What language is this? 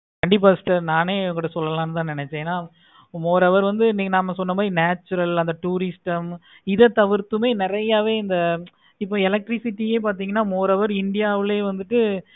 Tamil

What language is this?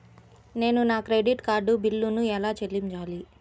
Telugu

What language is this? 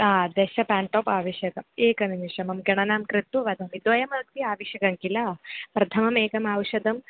Sanskrit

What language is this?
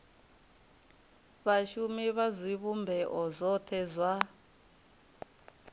Venda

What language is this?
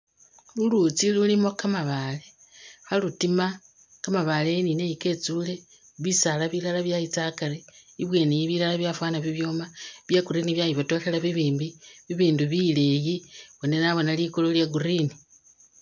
Masaaba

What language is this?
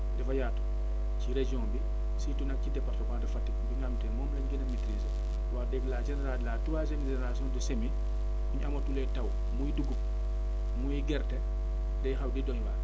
Wolof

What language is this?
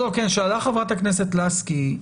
Hebrew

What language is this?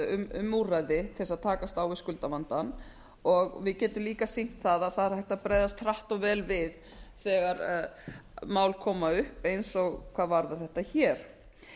Icelandic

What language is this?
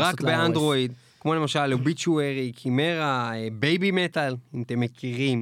Hebrew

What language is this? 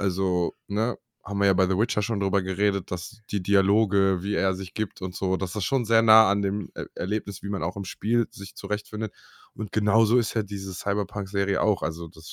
German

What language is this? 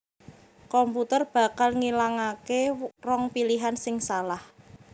Javanese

